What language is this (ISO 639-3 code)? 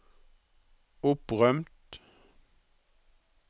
nor